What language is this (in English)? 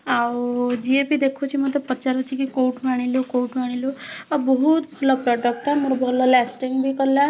Odia